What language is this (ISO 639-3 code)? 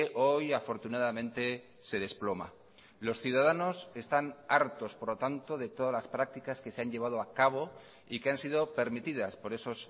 spa